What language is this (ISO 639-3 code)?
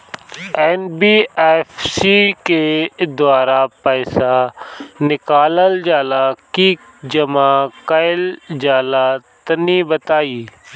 bho